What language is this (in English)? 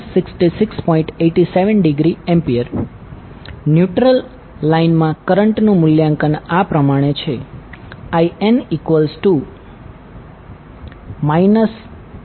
Gujarati